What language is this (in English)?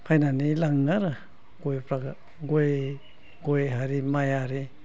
Bodo